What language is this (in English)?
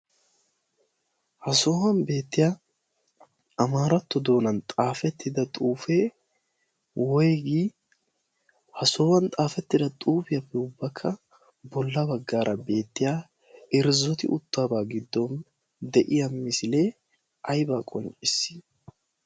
Wolaytta